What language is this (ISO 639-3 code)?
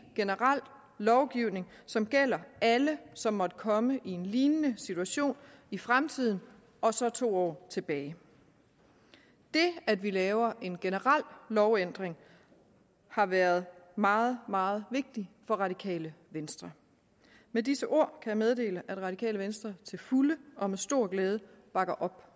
dan